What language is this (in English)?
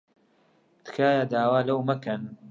Central Kurdish